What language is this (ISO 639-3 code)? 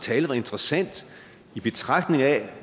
dan